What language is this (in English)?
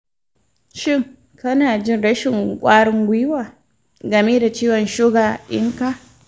Hausa